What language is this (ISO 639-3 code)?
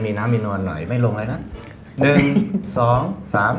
tha